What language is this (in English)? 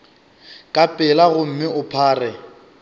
Northern Sotho